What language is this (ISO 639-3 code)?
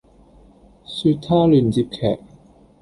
yue